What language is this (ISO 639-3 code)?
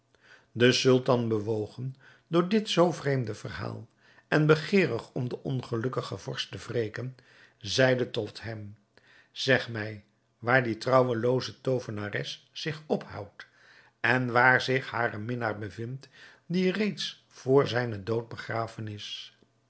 nld